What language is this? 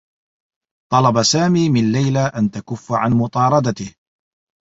Arabic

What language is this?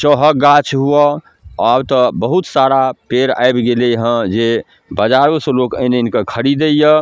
Maithili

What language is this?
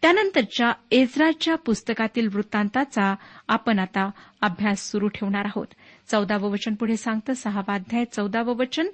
Marathi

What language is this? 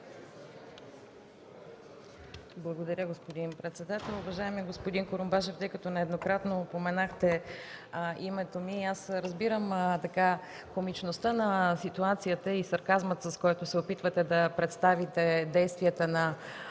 Bulgarian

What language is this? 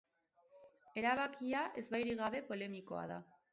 Basque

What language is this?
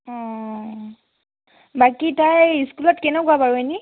Assamese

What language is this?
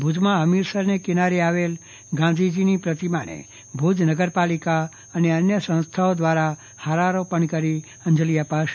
Gujarati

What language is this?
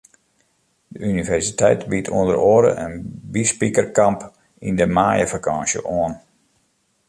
Western Frisian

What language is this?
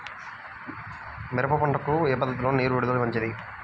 Telugu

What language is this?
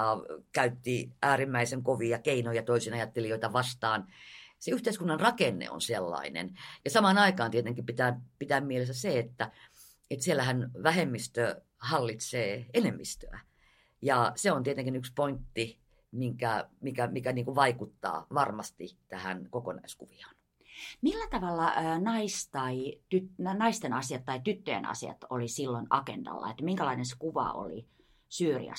Finnish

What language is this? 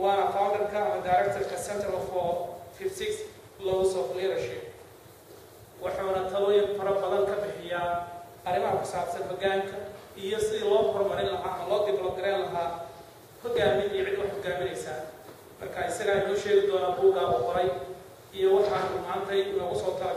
Arabic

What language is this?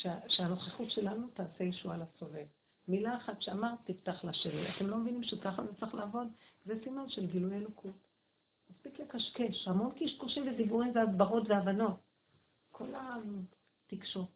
Hebrew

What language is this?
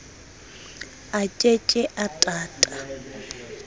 Southern Sotho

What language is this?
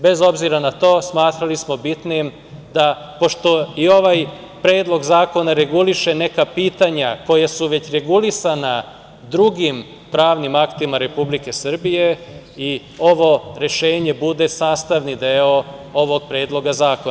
Serbian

